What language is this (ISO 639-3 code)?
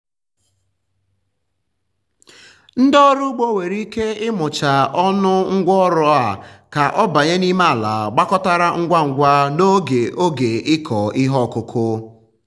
ibo